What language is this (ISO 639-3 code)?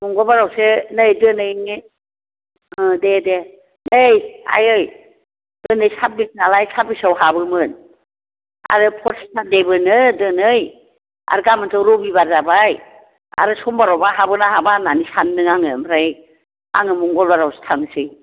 brx